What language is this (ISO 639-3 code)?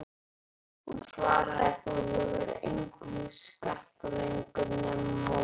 isl